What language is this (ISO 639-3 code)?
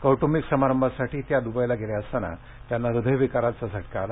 mar